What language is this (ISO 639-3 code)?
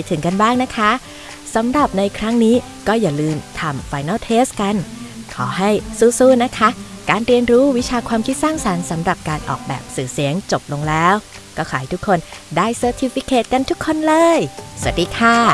tha